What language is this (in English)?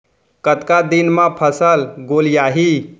Chhattisgarhi